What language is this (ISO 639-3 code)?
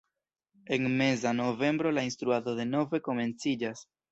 epo